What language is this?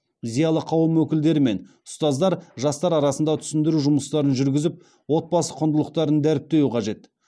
Kazakh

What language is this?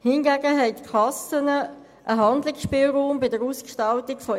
Swiss German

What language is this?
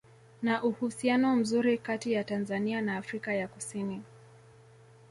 Swahili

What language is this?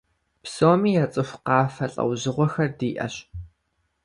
Kabardian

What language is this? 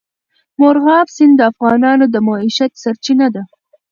Pashto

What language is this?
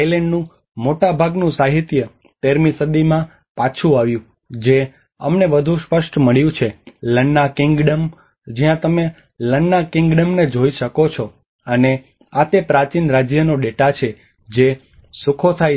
Gujarati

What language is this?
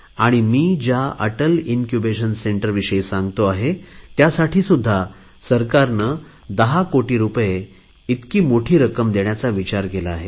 Marathi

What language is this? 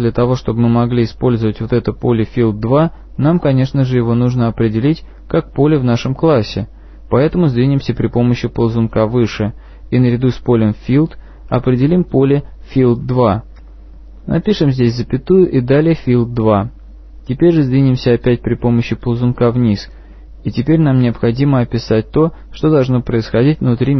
Russian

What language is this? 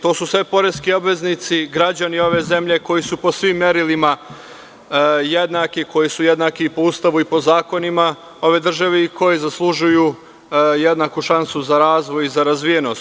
Serbian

